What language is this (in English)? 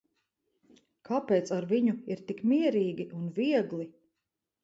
Latvian